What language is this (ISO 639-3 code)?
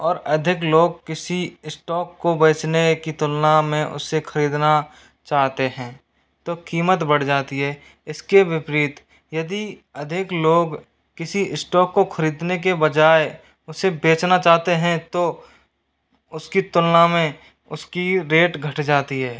hin